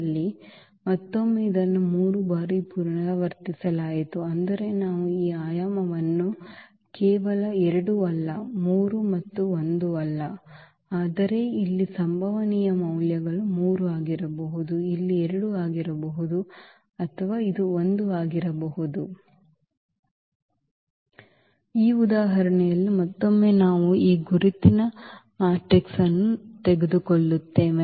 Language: Kannada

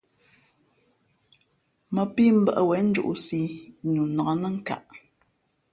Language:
Fe'fe'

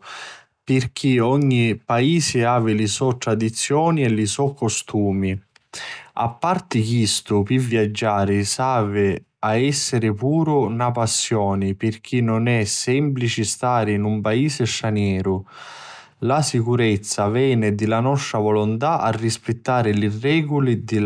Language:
Sicilian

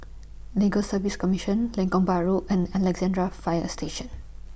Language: English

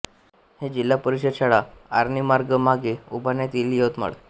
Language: Marathi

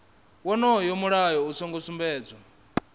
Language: Venda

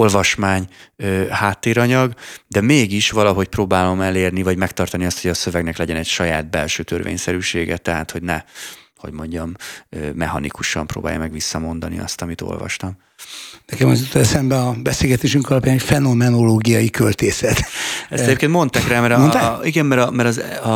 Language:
Hungarian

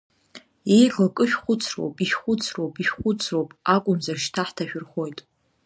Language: Abkhazian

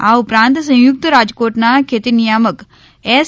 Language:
Gujarati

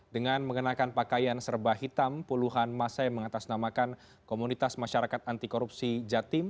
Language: Indonesian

